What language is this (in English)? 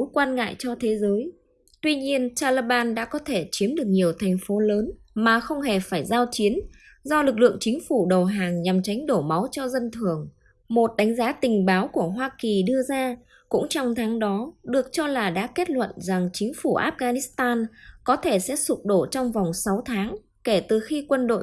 Vietnamese